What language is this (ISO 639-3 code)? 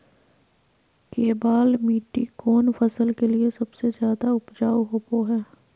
mag